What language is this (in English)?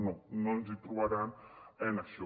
Catalan